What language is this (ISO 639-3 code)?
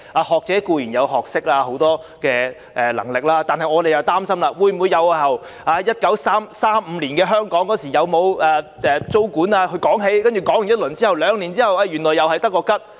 yue